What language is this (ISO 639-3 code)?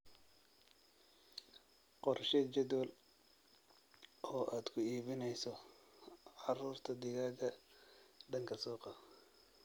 som